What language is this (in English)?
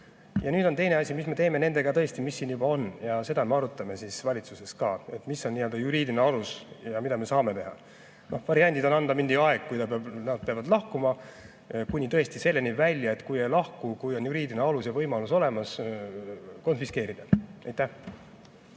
Estonian